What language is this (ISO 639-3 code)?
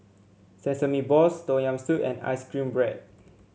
eng